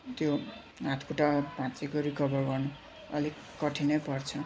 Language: Nepali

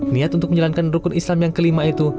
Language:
Indonesian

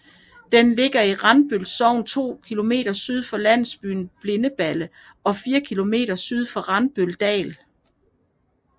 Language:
Danish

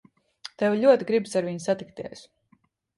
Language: Latvian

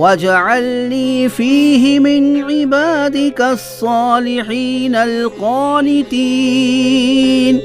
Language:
Urdu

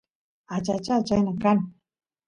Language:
Santiago del Estero Quichua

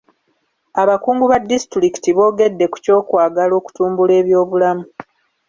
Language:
Ganda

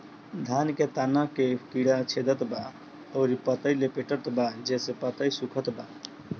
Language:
Bhojpuri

